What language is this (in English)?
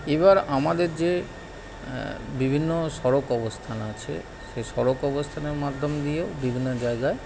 Bangla